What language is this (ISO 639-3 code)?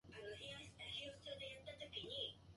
jpn